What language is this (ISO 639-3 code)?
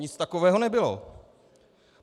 ces